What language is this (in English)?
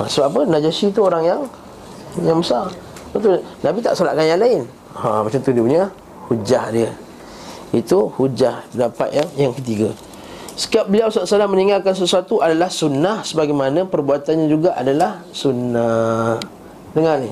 Malay